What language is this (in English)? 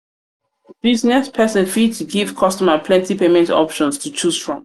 Nigerian Pidgin